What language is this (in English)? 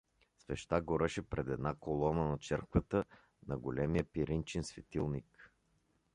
Bulgarian